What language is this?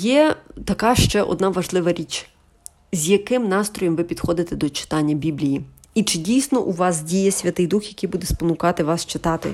Ukrainian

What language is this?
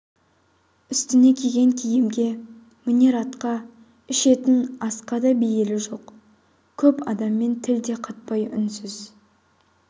Kazakh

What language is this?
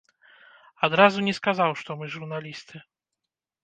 Belarusian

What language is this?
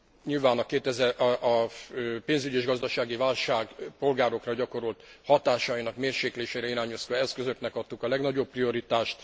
Hungarian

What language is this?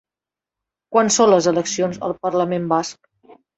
Catalan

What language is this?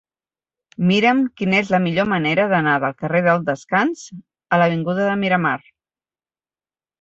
Catalan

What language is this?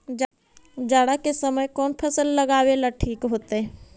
Magahi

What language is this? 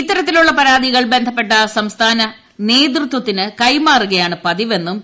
Malayalam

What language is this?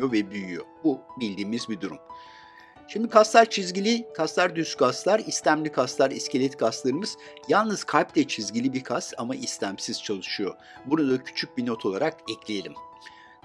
Turkish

